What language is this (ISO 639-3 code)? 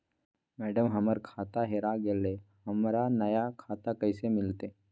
mag